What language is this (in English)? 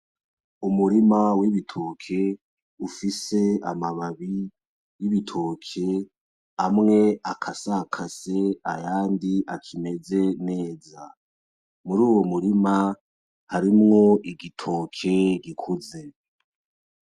Rundi